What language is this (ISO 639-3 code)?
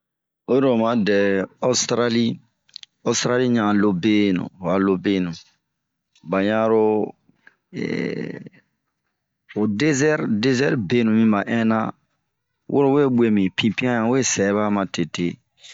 bmq